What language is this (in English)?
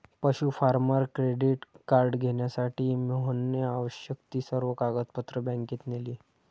Marathi